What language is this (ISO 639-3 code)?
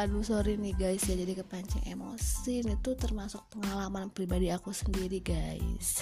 ind